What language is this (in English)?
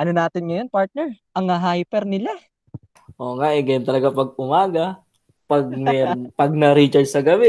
Filipino